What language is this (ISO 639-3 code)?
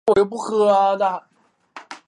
zho